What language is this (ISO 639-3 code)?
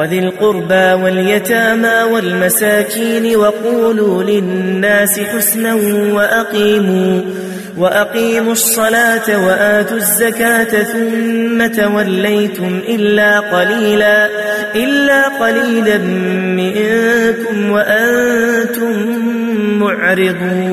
ara